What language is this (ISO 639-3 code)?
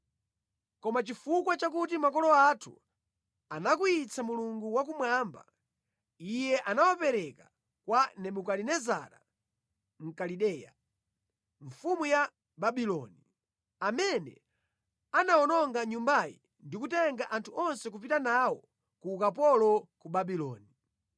nya